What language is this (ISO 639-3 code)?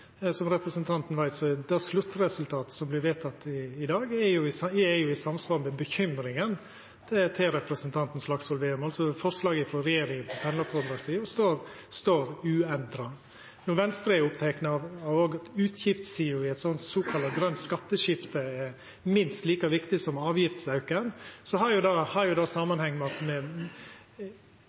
nno